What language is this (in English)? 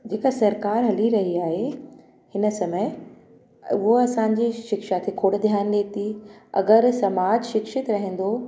Sindhi